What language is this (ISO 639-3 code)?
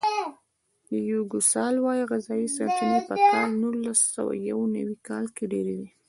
pus